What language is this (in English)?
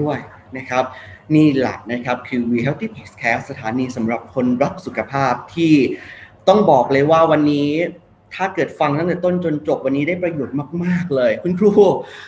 Thai